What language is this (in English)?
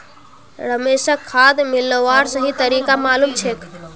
Magahi